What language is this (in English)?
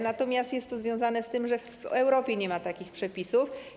Polish